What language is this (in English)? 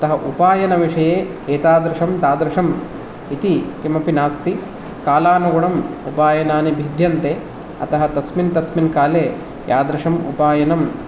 Sanskrit